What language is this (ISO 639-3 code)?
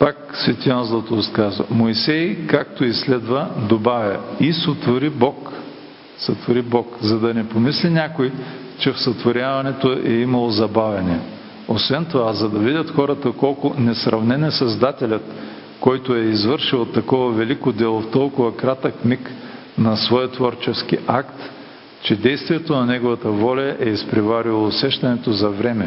bul